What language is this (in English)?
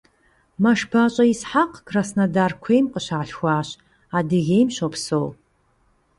Kabardian